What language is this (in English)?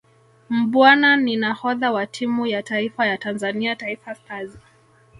Swahili